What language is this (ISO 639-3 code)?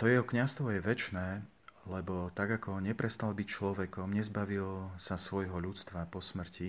slk